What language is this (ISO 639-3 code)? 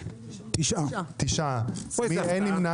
heb